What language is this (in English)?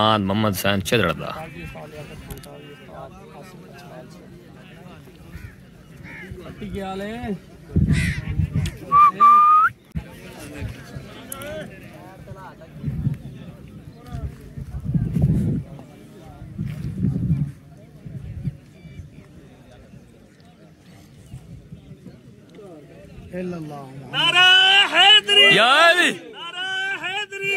Arabic